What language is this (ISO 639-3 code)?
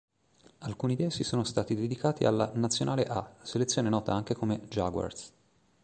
ita